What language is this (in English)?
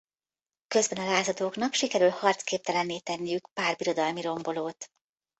Hungarian